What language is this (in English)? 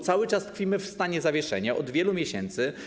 Polish